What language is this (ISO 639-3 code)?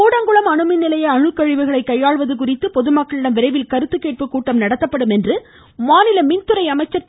tam